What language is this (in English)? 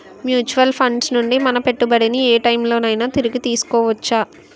Telugu